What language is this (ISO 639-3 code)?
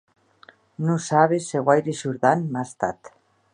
oci